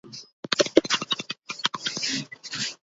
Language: Georgian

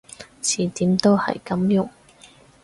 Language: Cantonese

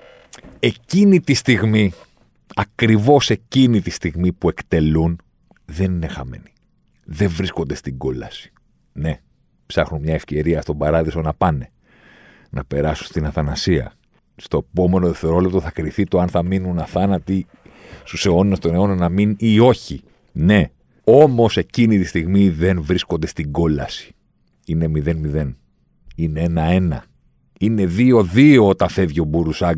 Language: Greek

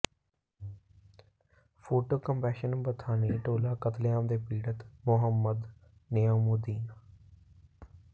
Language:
Punjabi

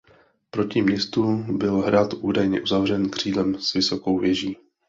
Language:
Czech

